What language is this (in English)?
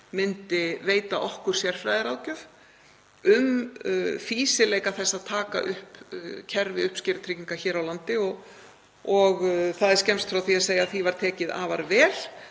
Icelandic